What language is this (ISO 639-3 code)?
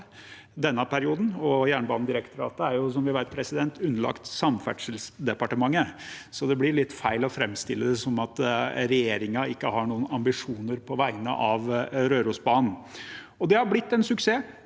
nor